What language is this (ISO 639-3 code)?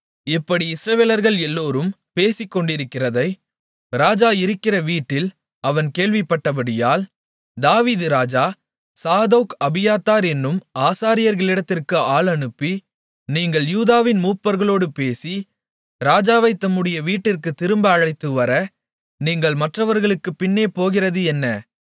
tam